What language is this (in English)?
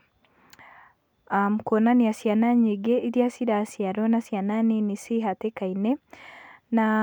Kikuyu